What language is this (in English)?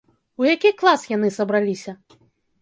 Belarusian